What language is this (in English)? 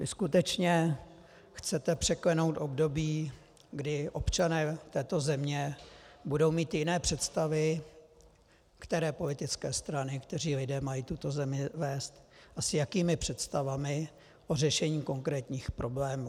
Czech